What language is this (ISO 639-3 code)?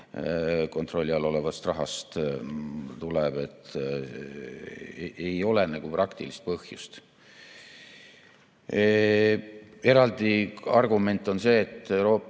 est